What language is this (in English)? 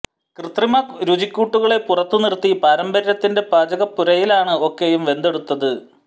Malayalam